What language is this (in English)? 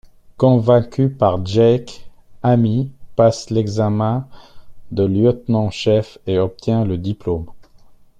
French